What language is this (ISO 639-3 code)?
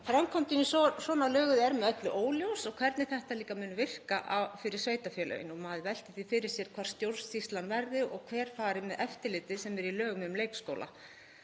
isl